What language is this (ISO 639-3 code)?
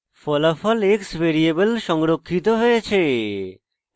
ben